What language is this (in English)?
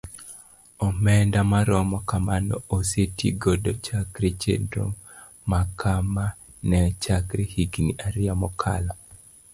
Luo (Kenya and Tanzania)